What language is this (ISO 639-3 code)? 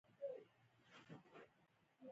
pus